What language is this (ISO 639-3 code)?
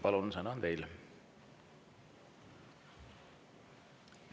est